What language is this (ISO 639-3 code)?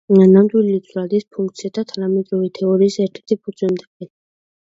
kat